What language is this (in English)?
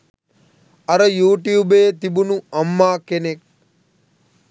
Sinhala